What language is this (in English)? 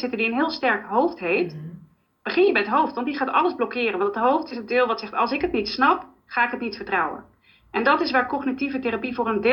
Dutch